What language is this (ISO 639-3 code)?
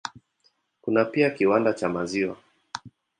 swa